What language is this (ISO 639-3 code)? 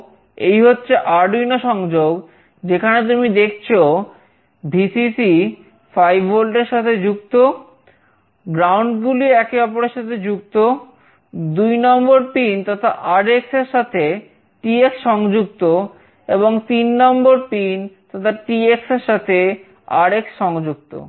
ben